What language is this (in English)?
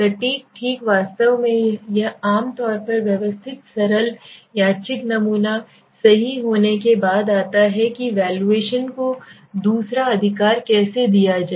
Hindi